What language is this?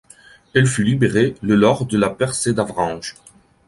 French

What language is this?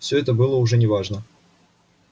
Russian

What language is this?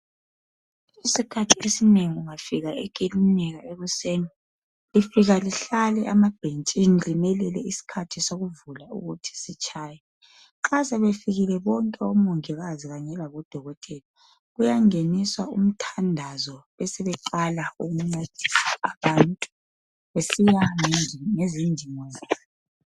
North Ndebele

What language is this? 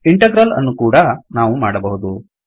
Kannada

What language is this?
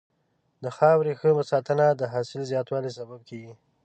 Pashto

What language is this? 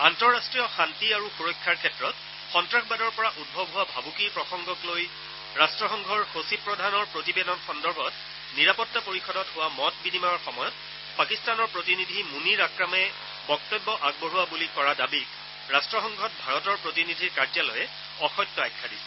Assamese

